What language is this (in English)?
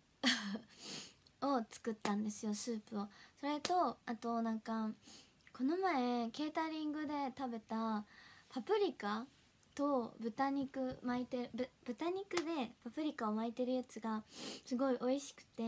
Japanese